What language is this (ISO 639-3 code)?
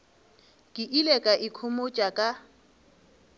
nso